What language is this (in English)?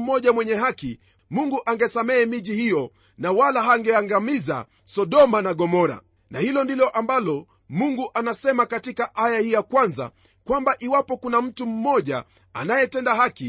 Swahili